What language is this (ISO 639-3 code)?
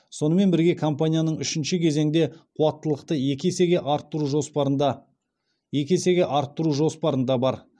kaz